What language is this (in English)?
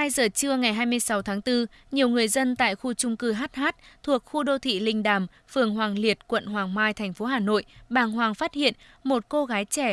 Vietnamese